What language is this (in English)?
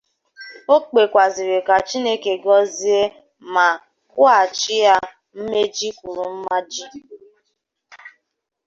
Igbo